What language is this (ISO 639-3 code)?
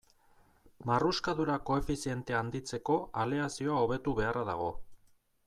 eus